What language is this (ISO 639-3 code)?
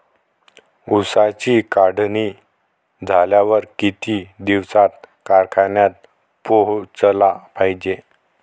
mar